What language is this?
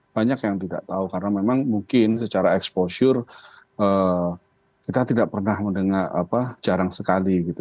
Indonesian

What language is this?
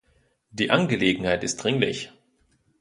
German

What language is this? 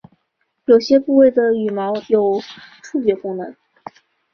Chinese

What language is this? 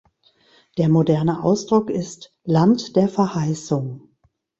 German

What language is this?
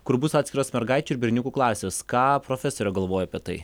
Lithuanian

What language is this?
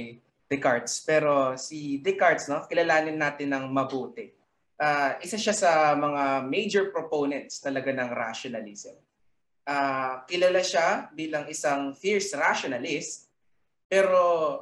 Filipino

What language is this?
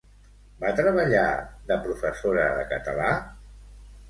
Catalan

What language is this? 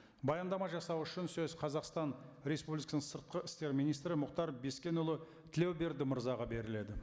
Kazakh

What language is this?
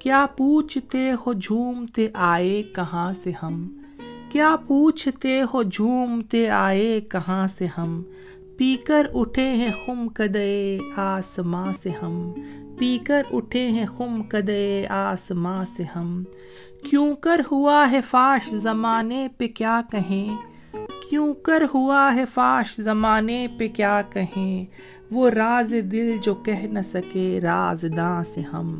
Urdu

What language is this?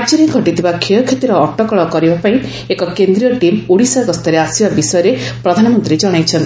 Odia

